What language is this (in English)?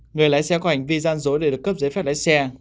Vietnamese